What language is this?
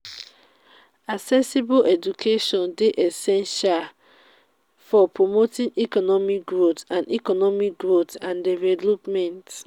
Nigerian Pidgin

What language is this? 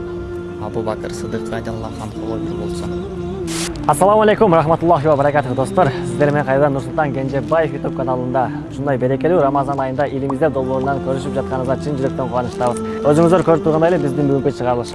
Turkish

